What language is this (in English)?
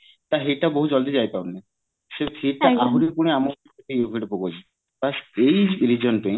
Odia